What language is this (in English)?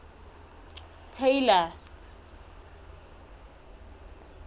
Southern Sotho